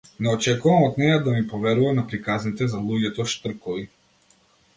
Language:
Macedonian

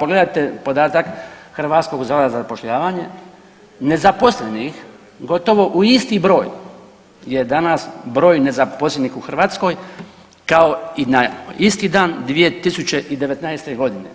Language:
Croatian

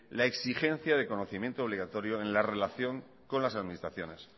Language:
Spanish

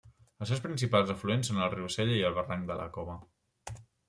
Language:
Catalan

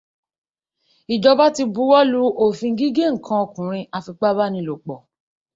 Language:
Yoruba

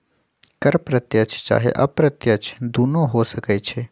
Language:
Magahi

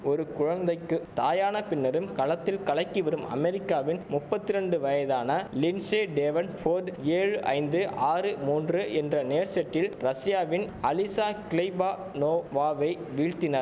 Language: Tamil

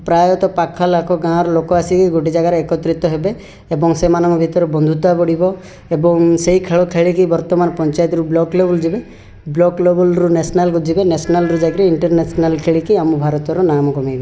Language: Odia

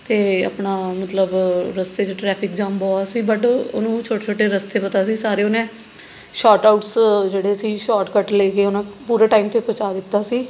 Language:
Punjabi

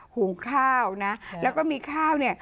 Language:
Thai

